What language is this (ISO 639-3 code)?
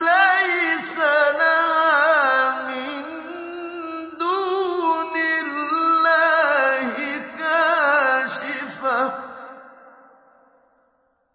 ara